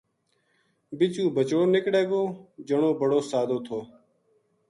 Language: Gujari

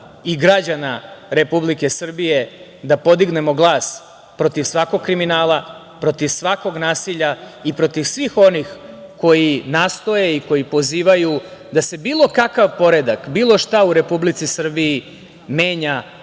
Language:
Serbian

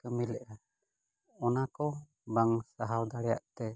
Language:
Santali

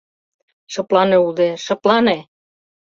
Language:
Mari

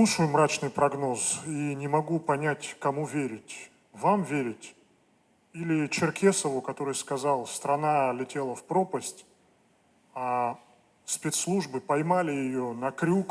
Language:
Russian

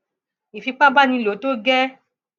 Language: Yoruba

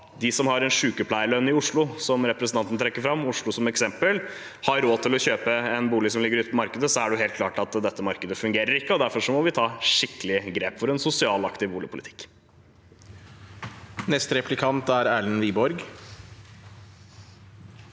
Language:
Norwegian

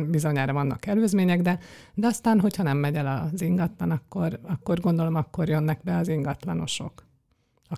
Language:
Hungarian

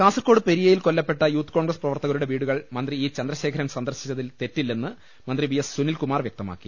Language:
Malayalam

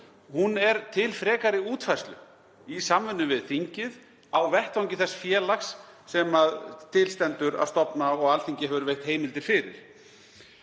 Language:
Icelandic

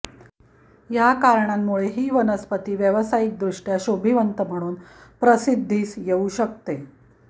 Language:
Marathi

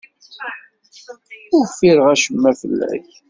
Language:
Kabyle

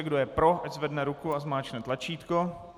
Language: Czech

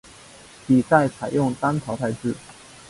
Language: Chinese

